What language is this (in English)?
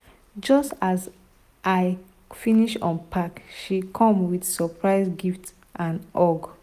Nigerian Pidgin